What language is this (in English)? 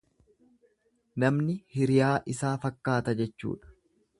Oromo